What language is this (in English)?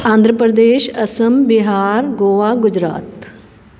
Sindhi